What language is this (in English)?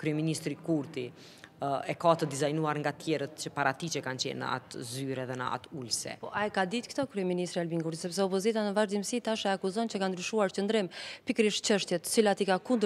Romanian